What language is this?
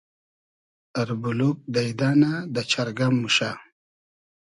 Hazaragi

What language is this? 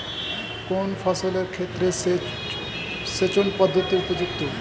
Bangla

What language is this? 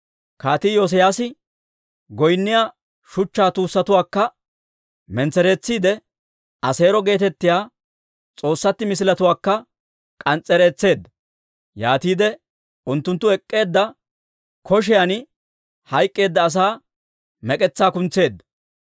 Dawro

